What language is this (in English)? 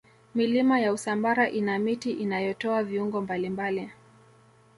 Swahili